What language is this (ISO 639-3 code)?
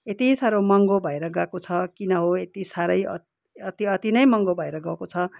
nep